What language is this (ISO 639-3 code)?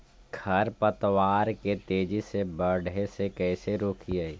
mag